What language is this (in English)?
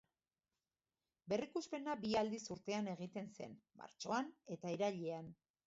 Basque